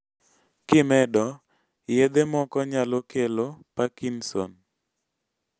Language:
Luo (Kenya and Tanzania)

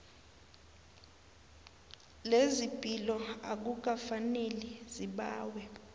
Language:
South Ndebele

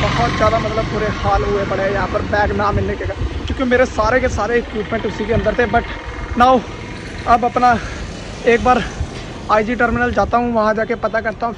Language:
Hindi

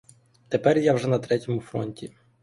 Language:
Ukrainian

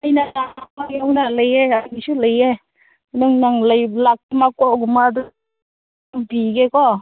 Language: Manipuri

